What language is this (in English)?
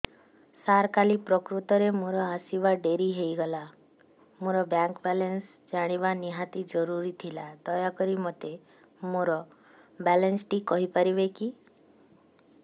Odia